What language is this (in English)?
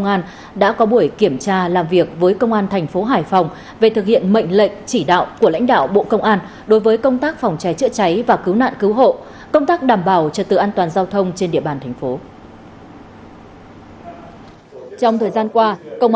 Vietnamese